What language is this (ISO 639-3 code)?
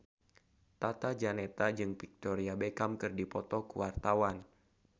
sun